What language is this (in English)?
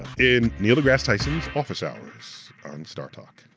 English